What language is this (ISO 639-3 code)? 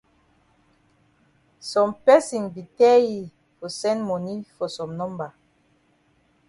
wes